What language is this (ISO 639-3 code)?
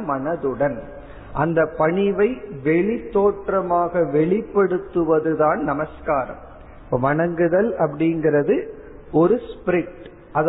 tam